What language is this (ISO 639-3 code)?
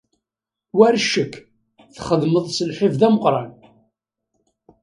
kab